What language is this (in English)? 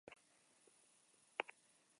Basque